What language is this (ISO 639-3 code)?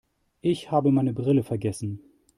deu